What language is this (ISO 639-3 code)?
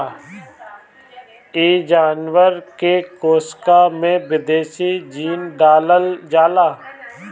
bho